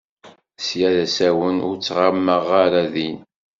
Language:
Kabyle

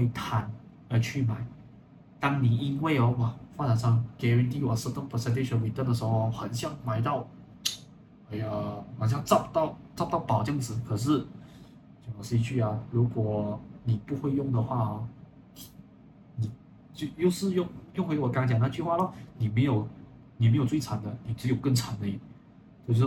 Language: Chinese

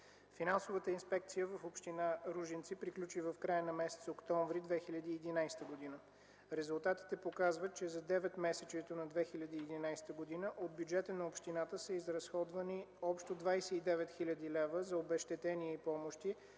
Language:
Bulgarian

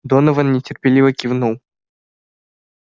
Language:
Russian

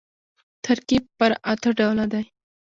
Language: Pashto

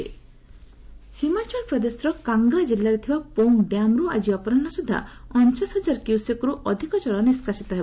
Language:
Odia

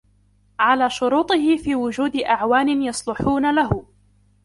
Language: Arabic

